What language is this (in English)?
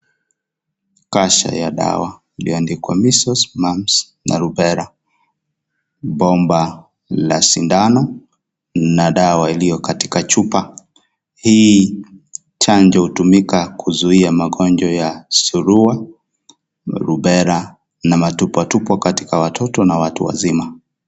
Swahili